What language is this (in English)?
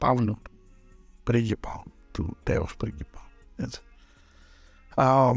Greek